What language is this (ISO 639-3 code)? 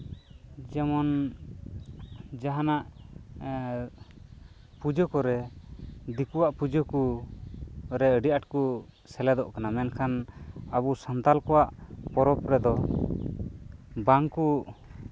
sat